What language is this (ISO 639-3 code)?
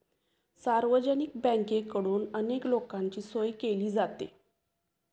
mar